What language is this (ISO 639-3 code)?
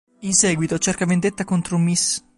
ita